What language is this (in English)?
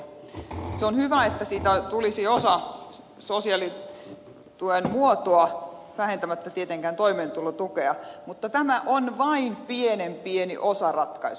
Finnish